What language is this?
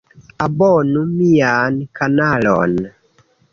Esperanto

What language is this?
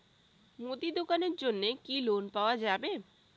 Bangla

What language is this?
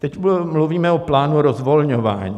Czech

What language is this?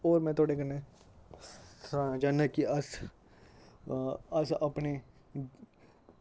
Dogri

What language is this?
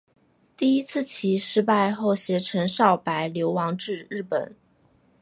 Chinese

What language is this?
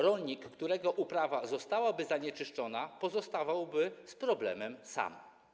Polish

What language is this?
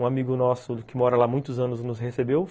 Portuguese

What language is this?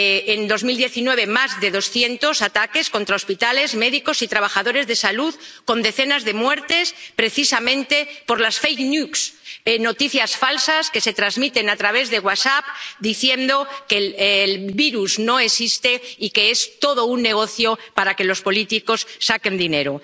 Spanish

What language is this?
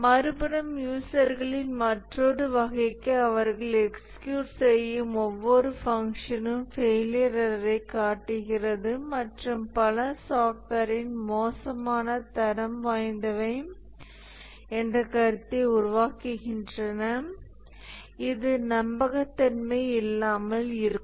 Tamil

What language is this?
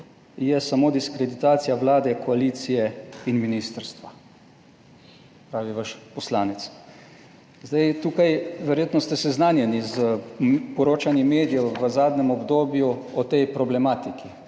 Slovenian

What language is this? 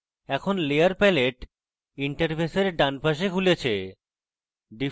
Bangla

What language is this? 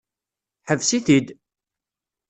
Kabyle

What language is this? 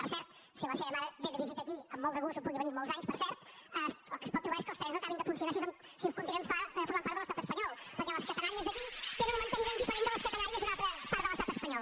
Catalan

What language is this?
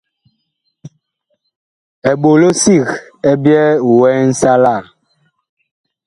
Bakoko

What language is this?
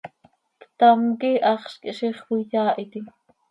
Seri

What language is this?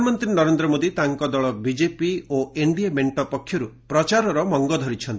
Odia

